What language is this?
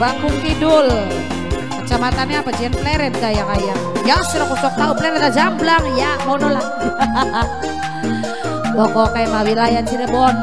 Indonesian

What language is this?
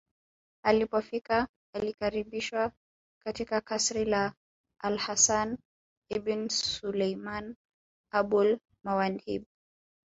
Swahili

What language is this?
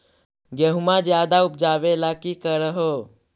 Magahi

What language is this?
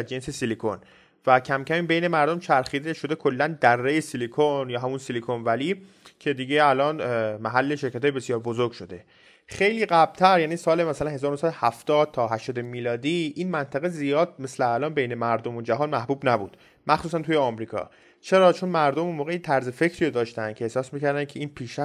Persian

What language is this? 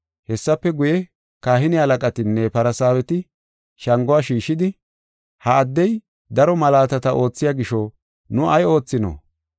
Gofa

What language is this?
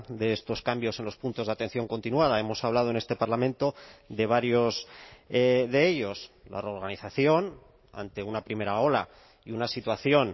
Spanish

